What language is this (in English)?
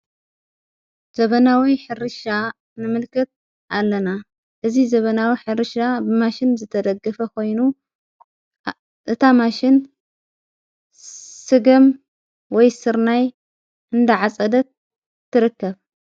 Tigrinya